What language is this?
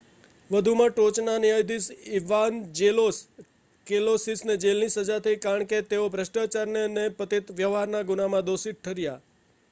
Gujarati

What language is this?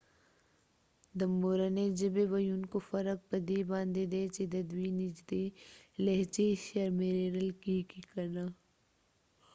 Pashto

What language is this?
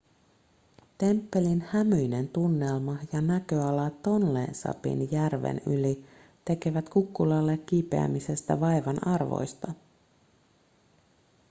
Finnish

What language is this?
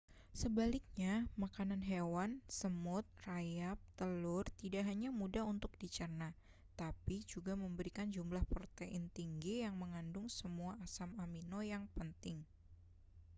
Indonesian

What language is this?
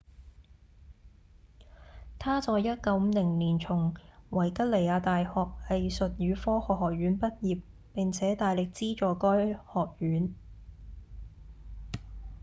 Cantonese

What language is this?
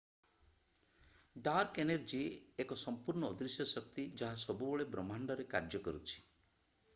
Odia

